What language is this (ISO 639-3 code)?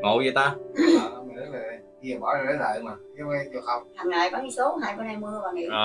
vie